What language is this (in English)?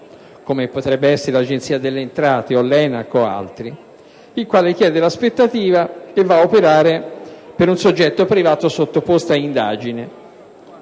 Italian